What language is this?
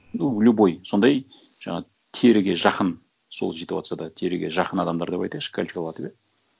Kazakh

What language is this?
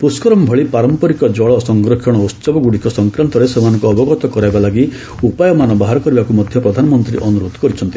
Odia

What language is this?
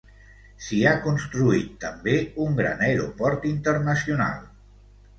Catalan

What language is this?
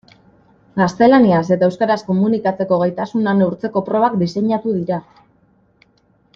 Basque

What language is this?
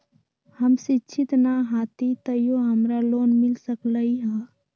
Magahi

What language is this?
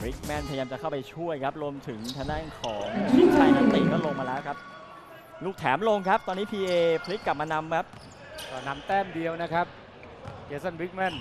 Thai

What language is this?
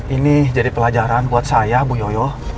Indonesian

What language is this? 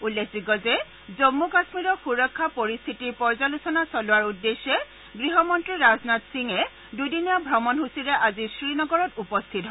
Assamese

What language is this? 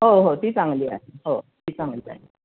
Marathi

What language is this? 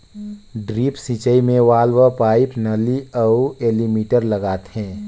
Chhattisgarhi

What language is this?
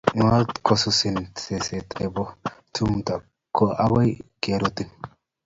Kalenjin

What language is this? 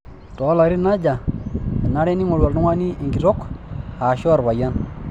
Masai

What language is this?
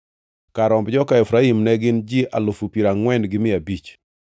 Luo (Kenya and Tanzania)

